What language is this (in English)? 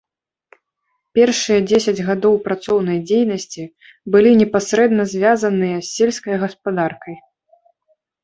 Belarusian